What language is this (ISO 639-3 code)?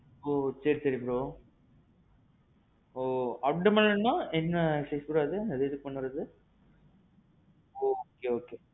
tam